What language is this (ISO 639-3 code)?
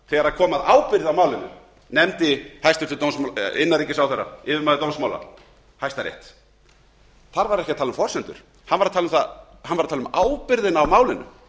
isl